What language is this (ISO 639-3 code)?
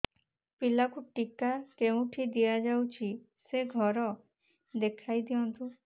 ori